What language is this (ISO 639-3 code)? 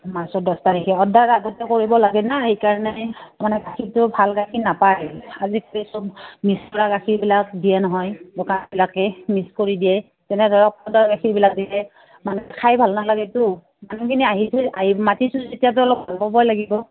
asm